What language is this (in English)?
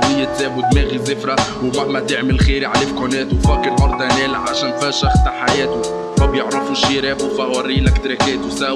Arabic